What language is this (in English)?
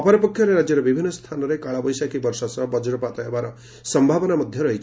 Odia